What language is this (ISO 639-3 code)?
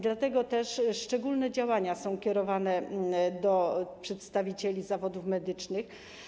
pol